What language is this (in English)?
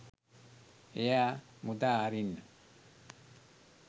Sinhala